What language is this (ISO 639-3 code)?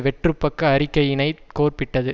tam